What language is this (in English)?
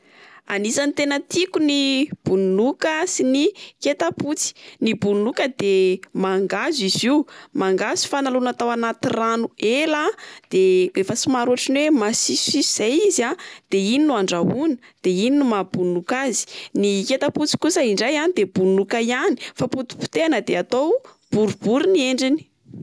Malagasy